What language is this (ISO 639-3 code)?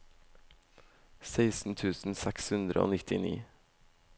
nor